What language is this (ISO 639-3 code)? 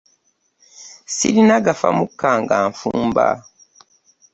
lug